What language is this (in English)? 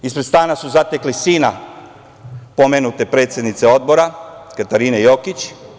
Serbian